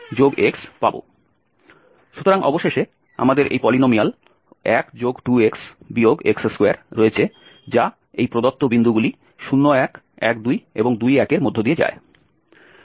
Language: Bangla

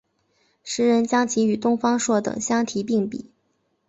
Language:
Chinese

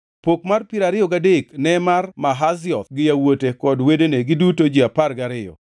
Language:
Luo (Kenya and Tanzania)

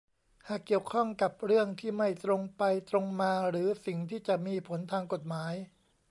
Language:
Thai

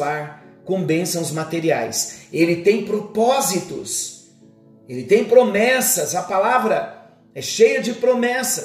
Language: Portuguese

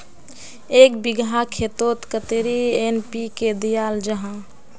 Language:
Magahi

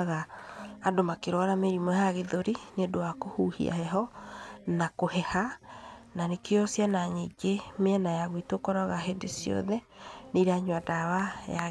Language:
Kikuyu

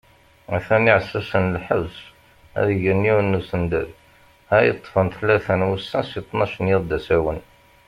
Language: Kabyle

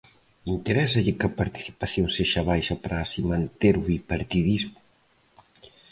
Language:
Galician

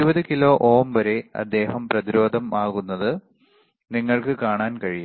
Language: Malayalam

